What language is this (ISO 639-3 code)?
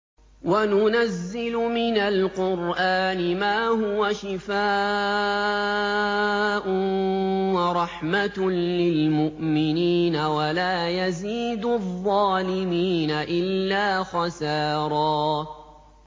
ara